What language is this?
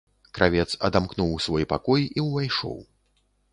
Belarusian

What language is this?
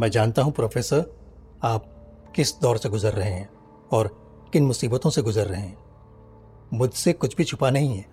Hindi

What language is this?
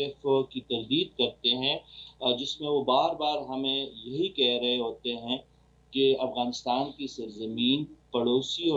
Hindi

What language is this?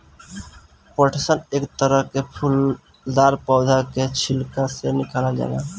Bhojpuri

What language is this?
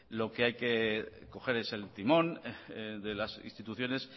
Spanish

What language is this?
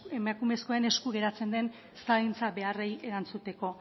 Basque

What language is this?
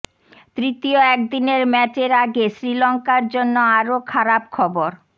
Bangla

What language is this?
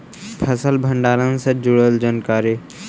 Magahi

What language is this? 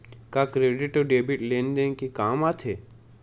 Chhattisgarhi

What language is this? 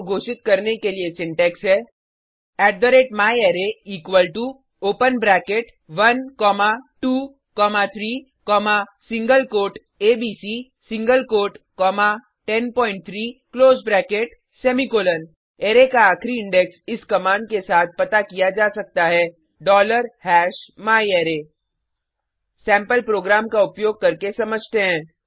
Hindi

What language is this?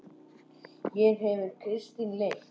Icelandic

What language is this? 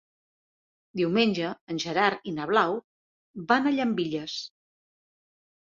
Catalan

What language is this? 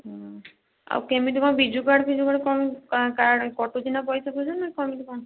Odia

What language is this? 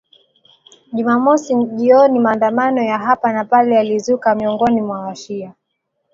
Swahili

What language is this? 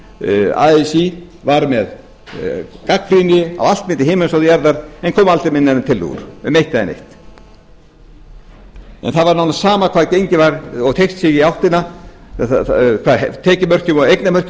Icelandic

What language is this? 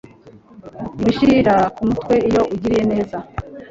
Kinyarwanda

